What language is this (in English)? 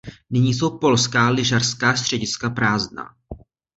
Czech